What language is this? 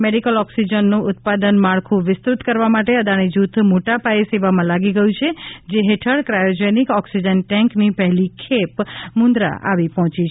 Gujarati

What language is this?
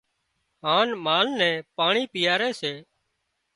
Wadiyara Koli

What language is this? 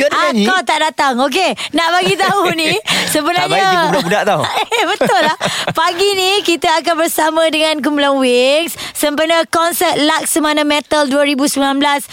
Malay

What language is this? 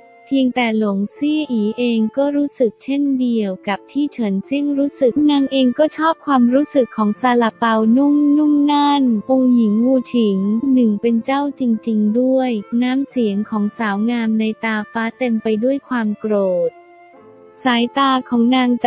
Thai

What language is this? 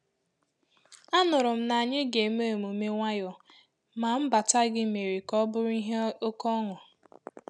Igbo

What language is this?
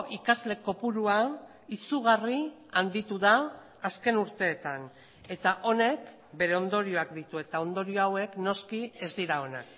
Basque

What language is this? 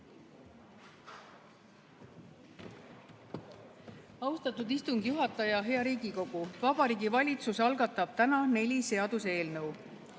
Estonian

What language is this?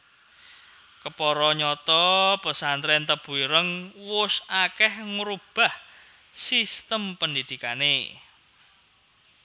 Javanese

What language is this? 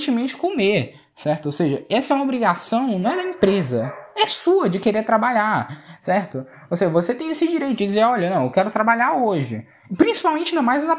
Portuguese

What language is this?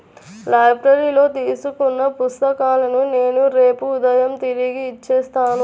Telugu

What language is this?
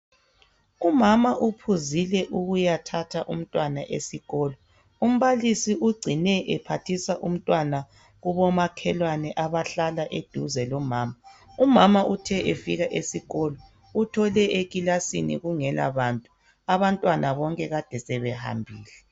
North Ndebele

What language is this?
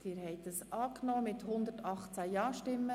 Swiss German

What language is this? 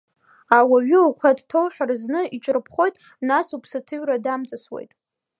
Abkhazian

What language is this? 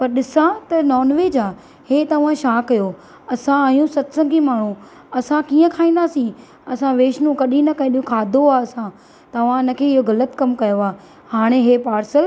Sindhi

